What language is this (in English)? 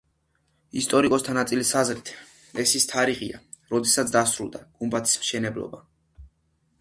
Georgian